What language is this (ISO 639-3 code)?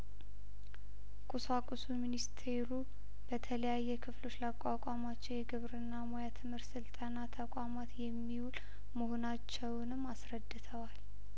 amh